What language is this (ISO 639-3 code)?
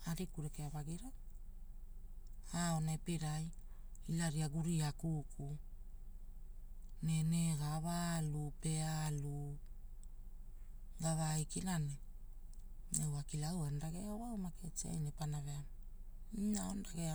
hul